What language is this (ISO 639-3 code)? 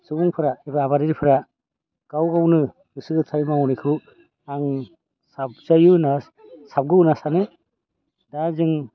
brx